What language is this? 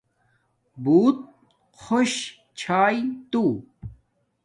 Domaaki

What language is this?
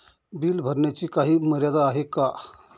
Marathi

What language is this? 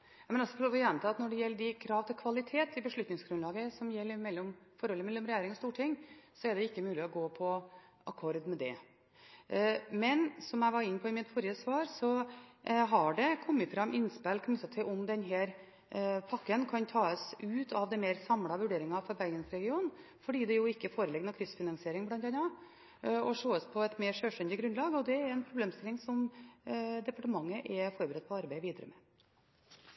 Norwegian Bokmål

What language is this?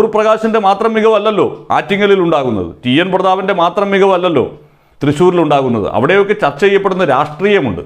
Turkish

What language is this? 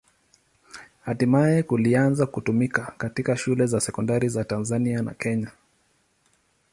Swahili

